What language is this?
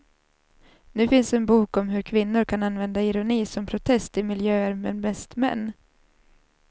Swedish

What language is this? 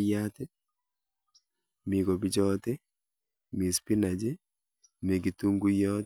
Kalenjin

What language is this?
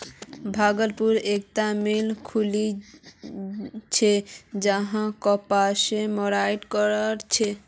Magahi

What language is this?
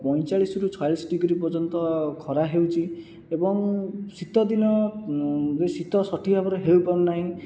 Odia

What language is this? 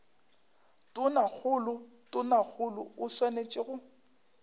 Northern Sotho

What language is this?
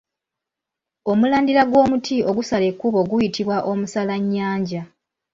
Ganda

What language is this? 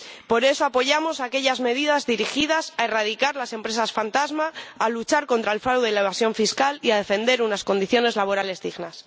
Spanish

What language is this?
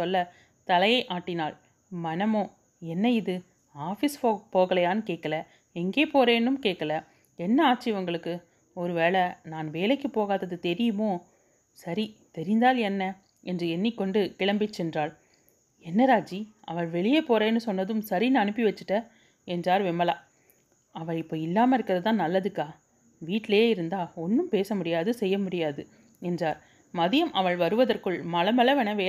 Tamil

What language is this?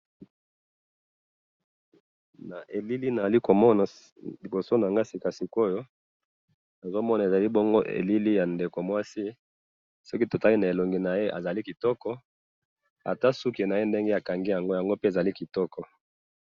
Lingala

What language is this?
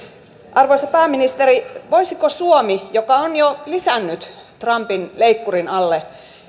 Finnish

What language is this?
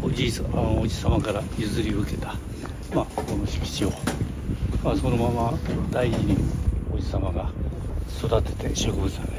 Japanese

